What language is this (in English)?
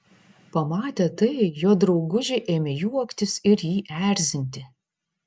Lithuanian